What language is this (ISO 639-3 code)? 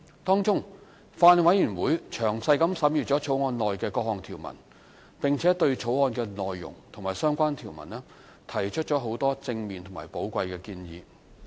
yue